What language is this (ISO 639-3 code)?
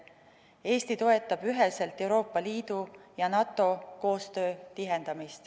est